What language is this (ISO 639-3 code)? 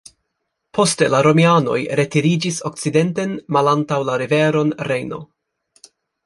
epo